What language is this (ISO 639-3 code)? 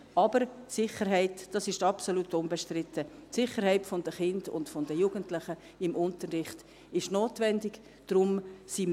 gsw